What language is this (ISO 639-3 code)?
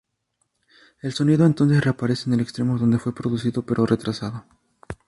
spa